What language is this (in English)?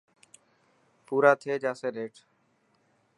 Dhatki